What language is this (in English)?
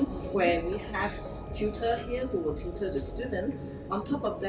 Indonesian